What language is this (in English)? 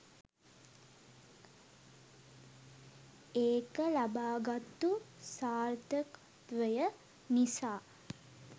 Sinhala